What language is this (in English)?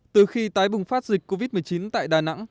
Vietnamese